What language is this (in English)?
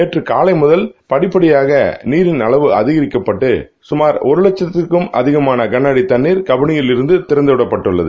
Tamil